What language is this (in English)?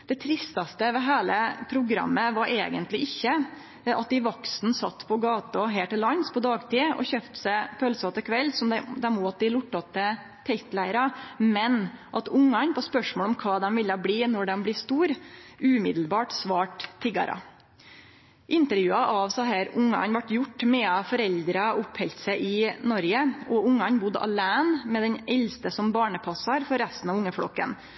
Norwegian Nynorsk